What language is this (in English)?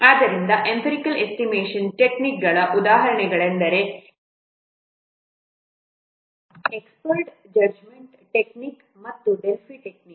Kannada